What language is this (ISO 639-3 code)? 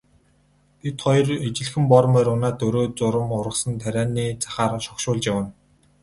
mon